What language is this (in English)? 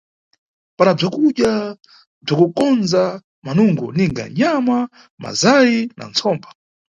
Nyungwe